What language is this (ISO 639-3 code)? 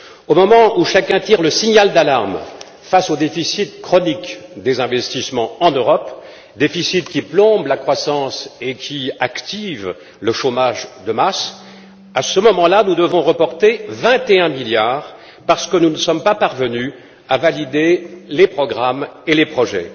fra